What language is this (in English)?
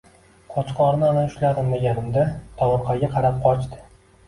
Uzbek